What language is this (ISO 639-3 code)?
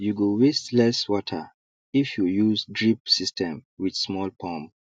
pcm